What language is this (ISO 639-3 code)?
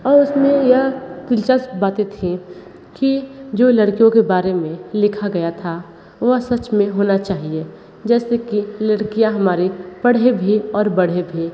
hin